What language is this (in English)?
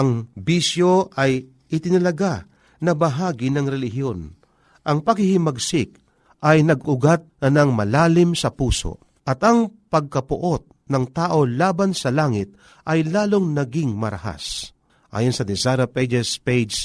Filipino